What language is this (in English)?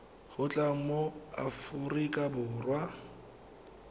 Tswana